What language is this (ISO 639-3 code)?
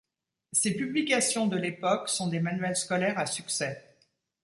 fra